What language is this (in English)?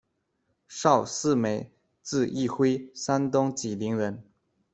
Chinese